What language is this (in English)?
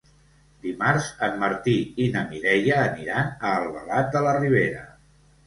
Catalan